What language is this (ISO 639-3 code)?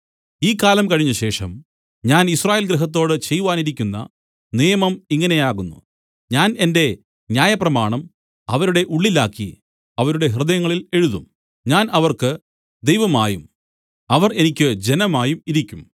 mal